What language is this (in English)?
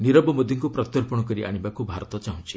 Odia